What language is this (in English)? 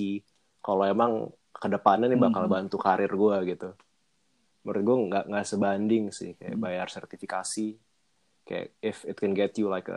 Indonesian